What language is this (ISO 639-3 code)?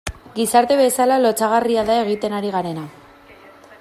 eus